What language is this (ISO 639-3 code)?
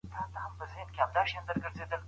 pus